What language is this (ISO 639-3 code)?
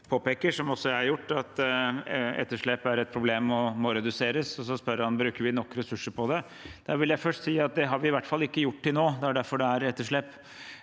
nor